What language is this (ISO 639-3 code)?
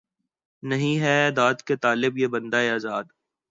urd